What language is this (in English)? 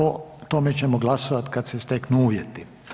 Croatian